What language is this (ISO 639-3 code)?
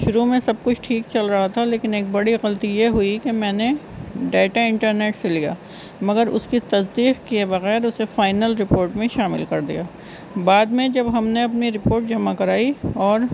urd